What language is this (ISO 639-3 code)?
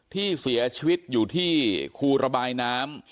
tha